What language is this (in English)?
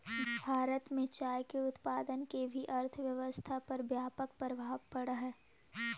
Magahi